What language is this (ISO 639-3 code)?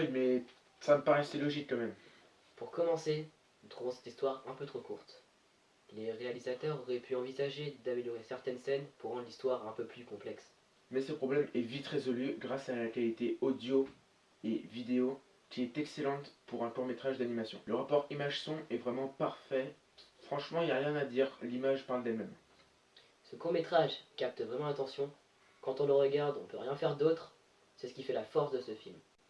fra